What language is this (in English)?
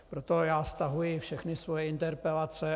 Czech